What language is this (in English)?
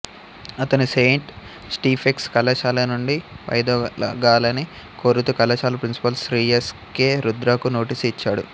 Telugu